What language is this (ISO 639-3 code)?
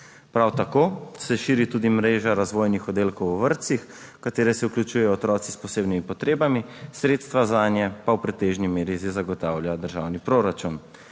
slv